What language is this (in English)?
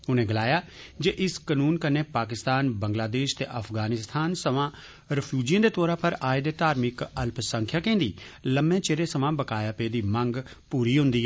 Dogri